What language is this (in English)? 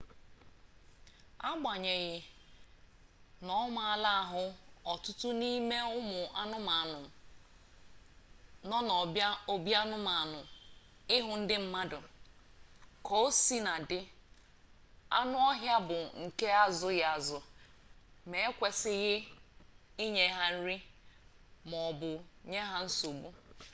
Igbo